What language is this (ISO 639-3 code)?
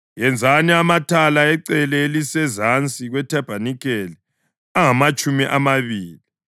nde